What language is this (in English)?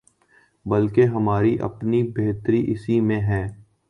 Urdu